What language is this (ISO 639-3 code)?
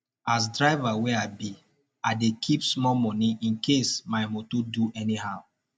pcm